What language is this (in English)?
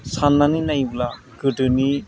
Bodo